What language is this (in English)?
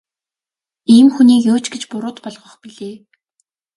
Mongolian